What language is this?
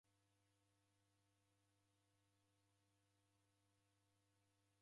Taita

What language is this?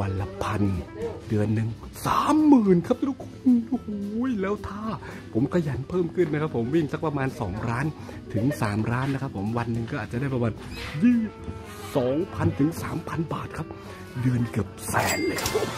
Thai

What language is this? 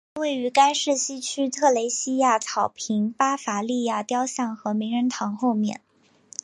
Chinese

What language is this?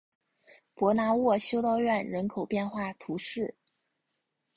Chinese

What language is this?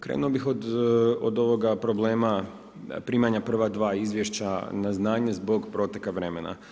Croatian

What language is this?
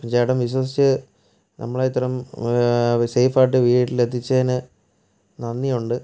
Malayalam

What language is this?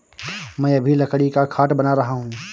Hindi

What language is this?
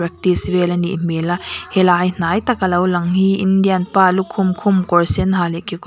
Mizo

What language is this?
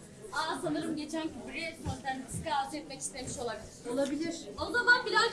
Turkish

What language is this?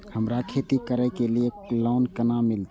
Maithili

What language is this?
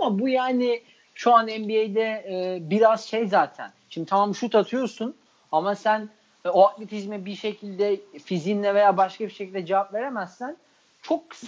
Turkish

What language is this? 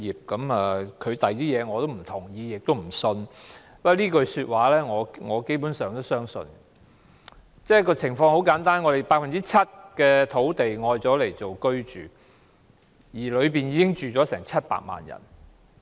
Cantonese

